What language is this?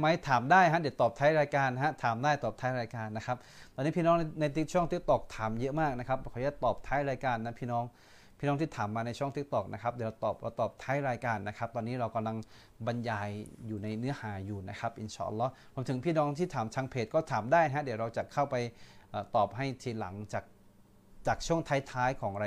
Thai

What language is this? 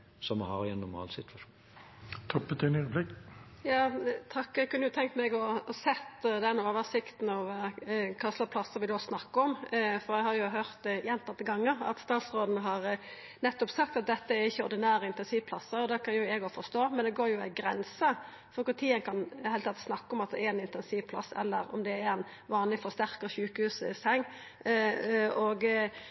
Norwegian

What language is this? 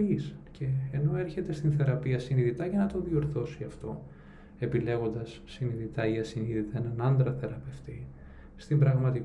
Greek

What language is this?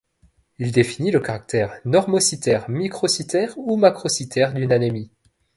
French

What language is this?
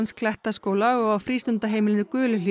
Icelandic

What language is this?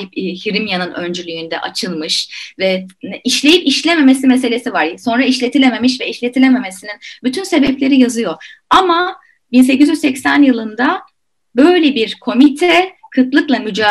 Turkish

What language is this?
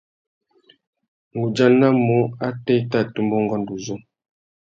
Tuki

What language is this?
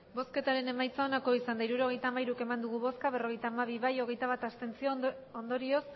Basque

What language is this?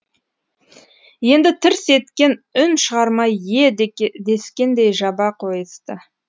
Kazakh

